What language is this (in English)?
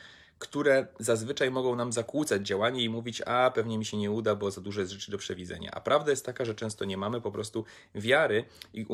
Polish